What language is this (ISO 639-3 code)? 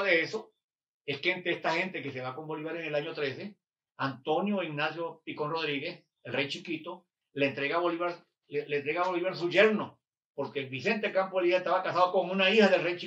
spa